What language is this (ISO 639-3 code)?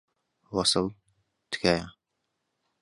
ckb